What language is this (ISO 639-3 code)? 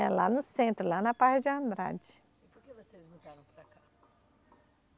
por